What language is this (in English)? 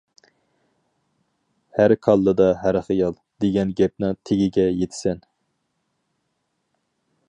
Uyghur